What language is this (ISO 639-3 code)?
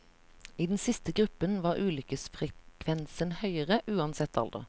nor